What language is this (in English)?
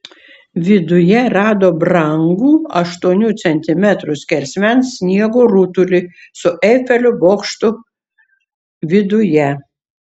Lithuanian